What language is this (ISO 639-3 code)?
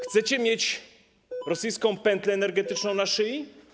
pol